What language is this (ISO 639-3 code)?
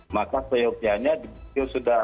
ind